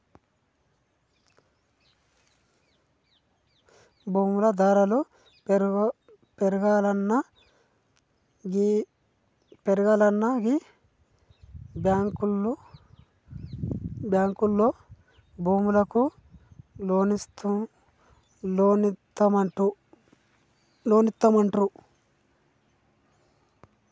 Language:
Telugu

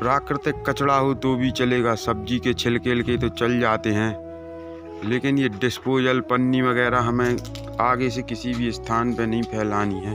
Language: Hindi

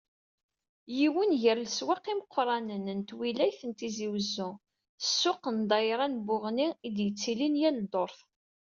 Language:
Kabyle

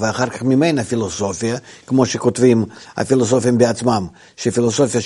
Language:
Hebrew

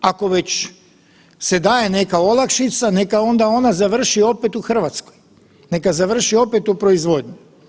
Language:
Croatian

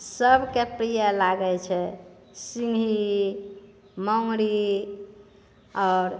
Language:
Maithili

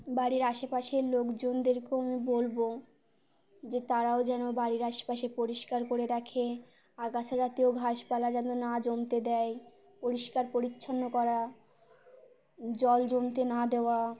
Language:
Bangla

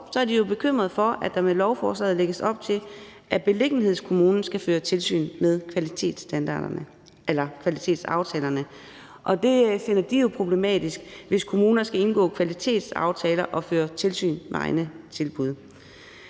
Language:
Danish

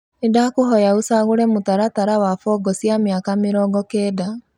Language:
Kikuyu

